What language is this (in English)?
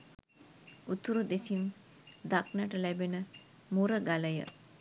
Sinhala